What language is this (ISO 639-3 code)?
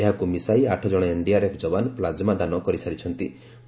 ori